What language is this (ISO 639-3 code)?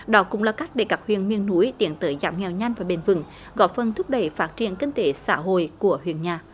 vie